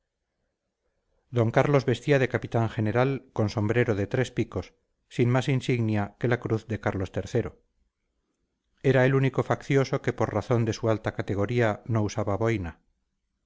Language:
Spanish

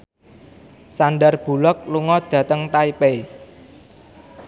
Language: Javanese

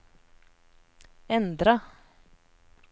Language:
Norwegian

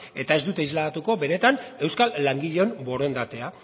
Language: Basque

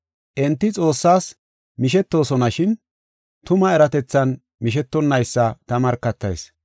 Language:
Gofa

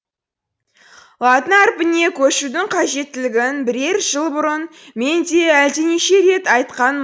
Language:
Kazakh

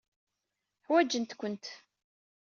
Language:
Kabyle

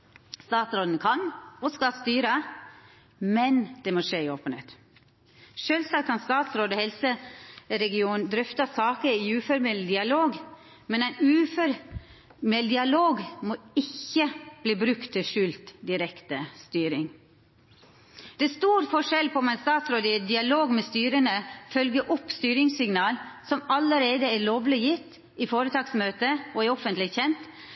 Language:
Norwegian Nynorsk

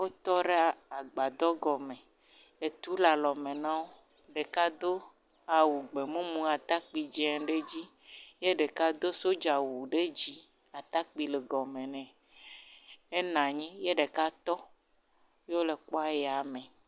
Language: Ewe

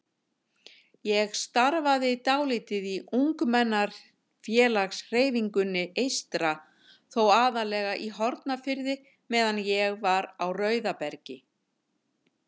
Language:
Icelandic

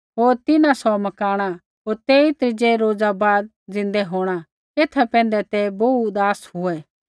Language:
Kullu Pahari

